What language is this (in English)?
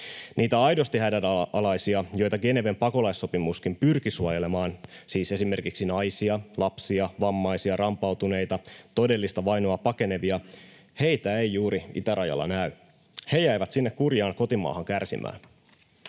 Finnish